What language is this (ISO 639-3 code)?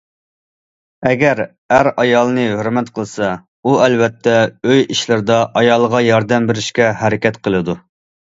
uig